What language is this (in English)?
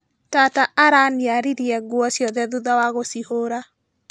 Kikuyu